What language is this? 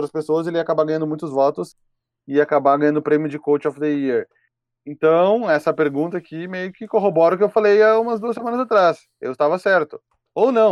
Portuguese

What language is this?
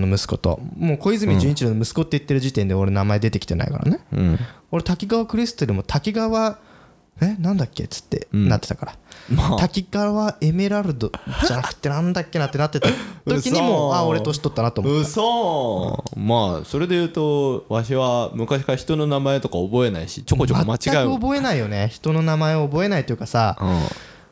Japanese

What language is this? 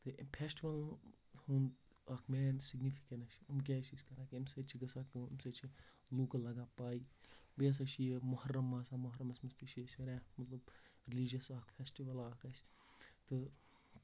Kashmiri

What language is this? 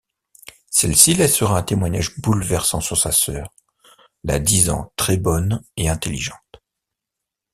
French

